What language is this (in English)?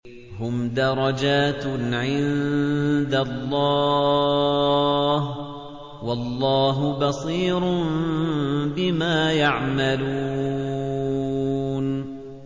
Arabic